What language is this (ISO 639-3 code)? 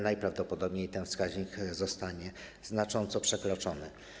pol